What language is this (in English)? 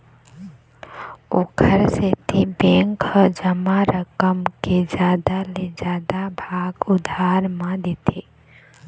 Chhattisgarhi